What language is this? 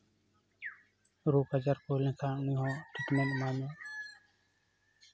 Santali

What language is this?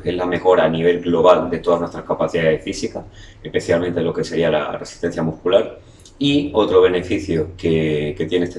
Spanish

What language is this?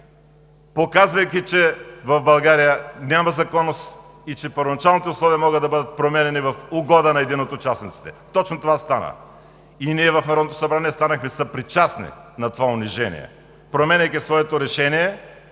Bulgarian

